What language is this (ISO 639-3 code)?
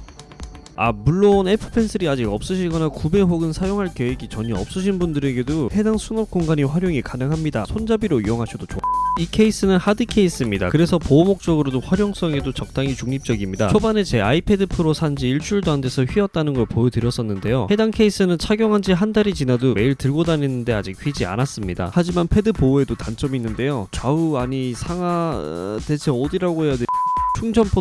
kor